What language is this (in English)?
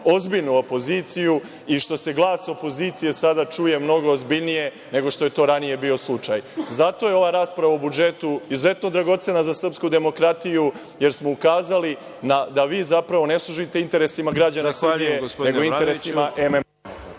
Serbian